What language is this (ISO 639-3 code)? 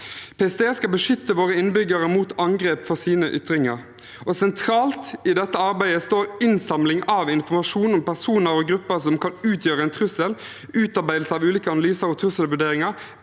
nor